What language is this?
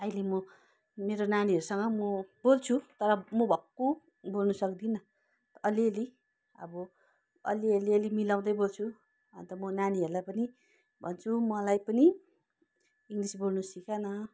Nepali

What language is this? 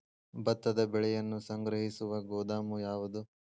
Kannada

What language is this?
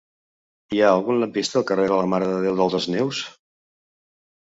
Catalan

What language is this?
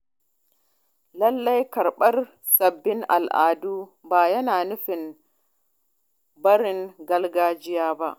Hausa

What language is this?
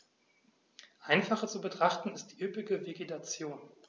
German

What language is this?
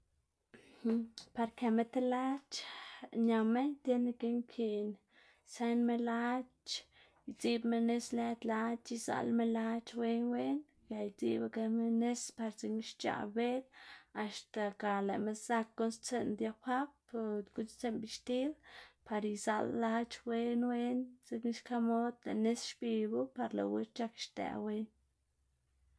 Xanaguía Zapotec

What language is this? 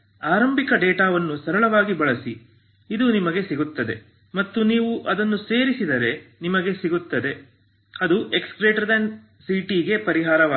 Kannada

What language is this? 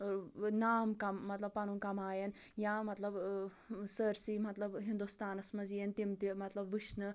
Kashmiri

